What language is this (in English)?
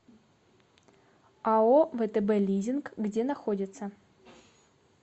Russian